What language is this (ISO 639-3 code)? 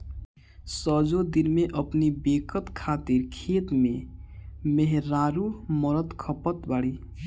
bho